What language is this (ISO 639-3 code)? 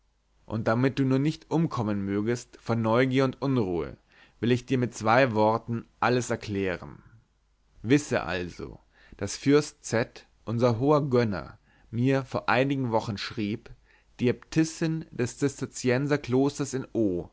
deu